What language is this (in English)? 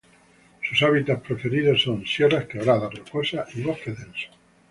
Spanish